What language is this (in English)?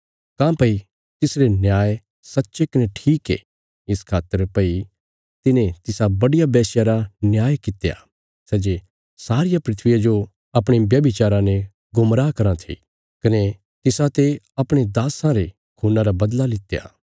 Bilaspuri